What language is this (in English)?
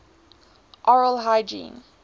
English